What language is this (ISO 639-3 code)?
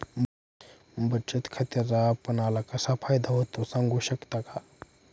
mar